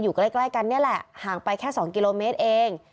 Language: Thai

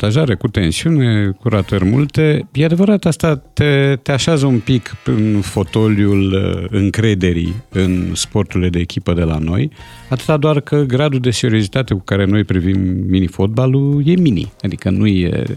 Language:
Romanian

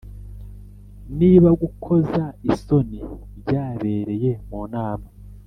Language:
Kinyarwanda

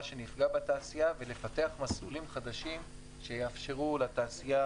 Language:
Hebrew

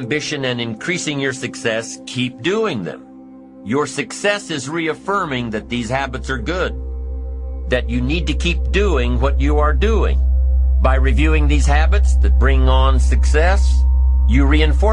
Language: English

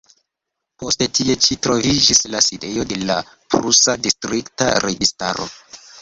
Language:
Esperanto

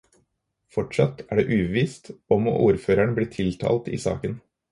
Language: Norwegian Bokmål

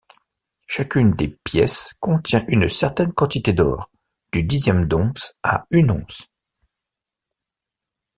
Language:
French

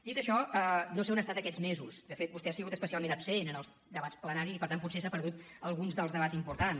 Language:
Catalan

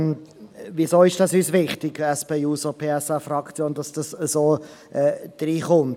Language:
Swiss German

